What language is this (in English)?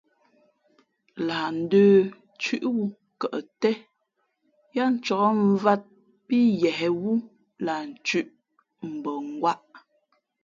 Fe'fe'